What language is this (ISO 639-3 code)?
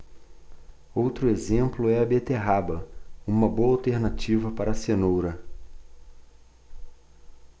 por